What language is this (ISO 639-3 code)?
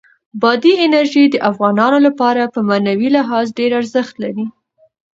pus